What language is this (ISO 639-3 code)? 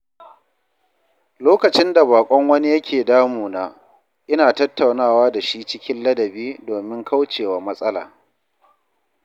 hau